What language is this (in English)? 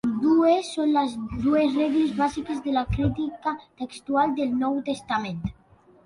Catalan